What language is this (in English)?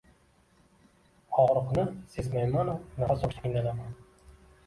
Uzbek